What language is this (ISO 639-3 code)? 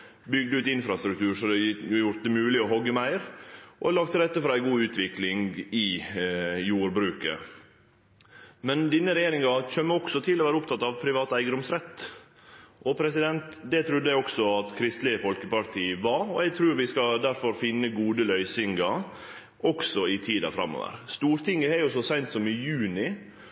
nno